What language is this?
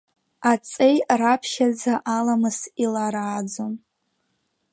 Abkhazian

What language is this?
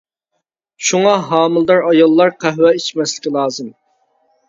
Uyghur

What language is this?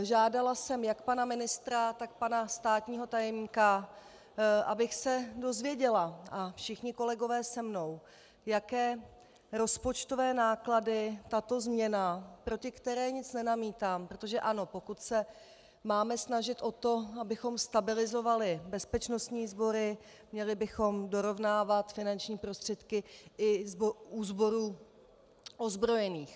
Czech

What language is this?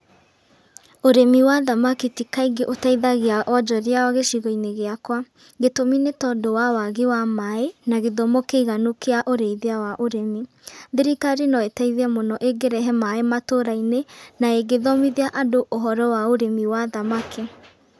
Kikuyu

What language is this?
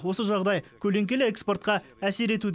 Kazakh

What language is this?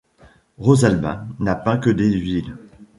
French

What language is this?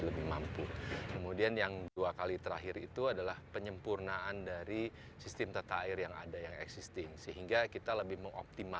Indonesian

